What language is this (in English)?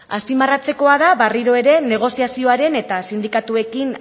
Basque